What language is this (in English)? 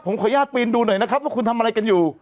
Thai